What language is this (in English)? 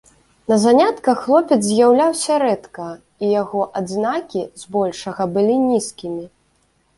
Belarusian